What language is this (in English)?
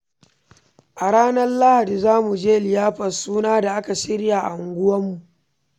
Hausa